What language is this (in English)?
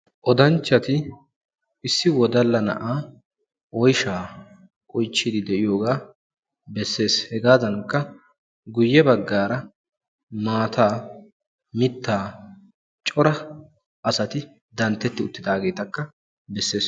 Wolaytta